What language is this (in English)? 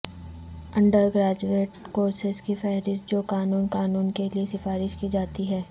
Urdu